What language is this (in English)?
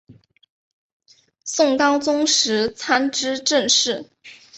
Chinese